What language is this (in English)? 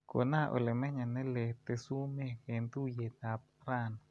Kalenjin